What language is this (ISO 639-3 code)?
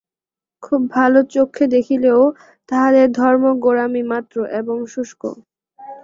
ben